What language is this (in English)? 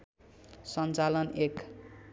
Nepali